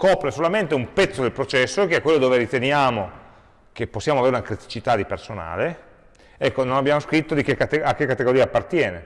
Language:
Italian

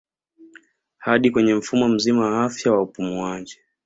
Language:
Swahili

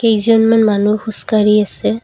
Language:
Assamese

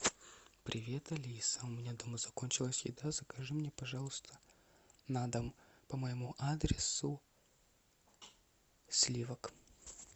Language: Russian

